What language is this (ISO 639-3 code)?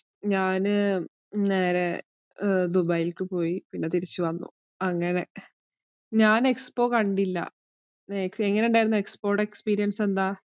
mal